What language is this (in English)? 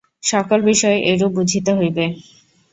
Bangla